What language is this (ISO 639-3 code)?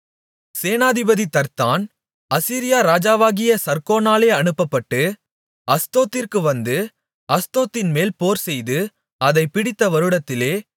tam